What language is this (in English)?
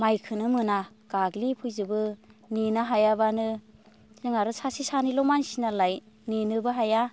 Bodo